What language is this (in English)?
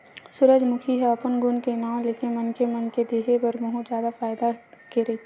Chhattisgarhi